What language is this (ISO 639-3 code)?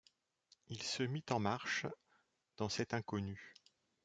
fra